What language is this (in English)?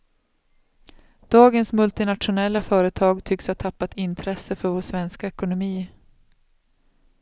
Swedish